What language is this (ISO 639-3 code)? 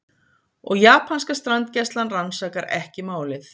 isl